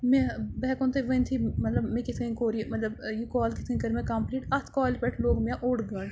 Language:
Kashmiri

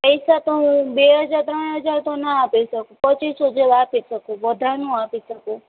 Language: Gujarati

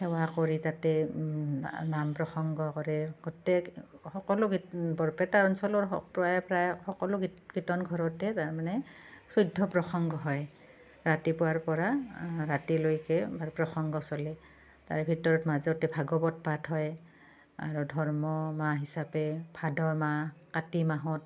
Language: Assamese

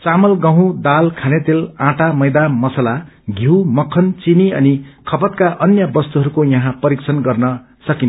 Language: Nepali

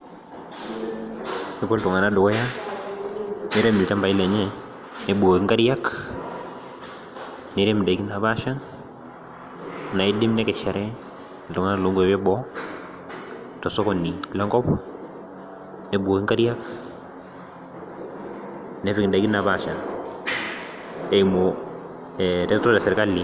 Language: Masai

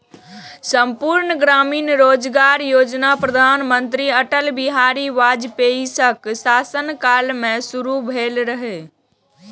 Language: Maithili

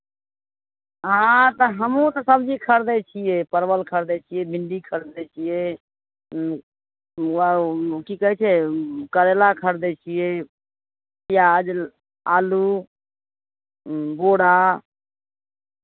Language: Maithili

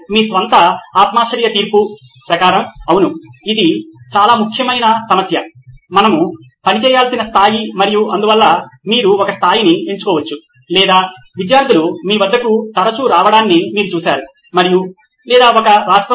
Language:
Telugu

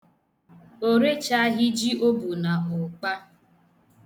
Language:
Igbo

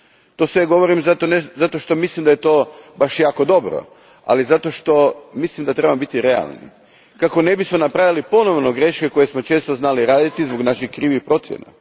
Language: Croatian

